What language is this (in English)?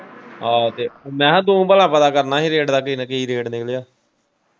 Punjabi